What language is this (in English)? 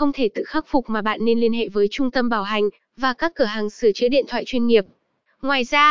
Vietnamese